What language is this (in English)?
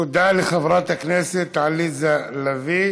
Hebrew